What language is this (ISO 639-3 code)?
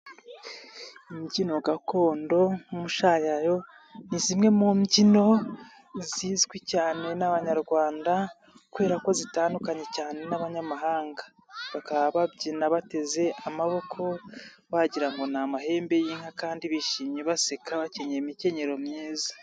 kin